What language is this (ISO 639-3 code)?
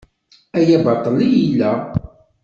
kab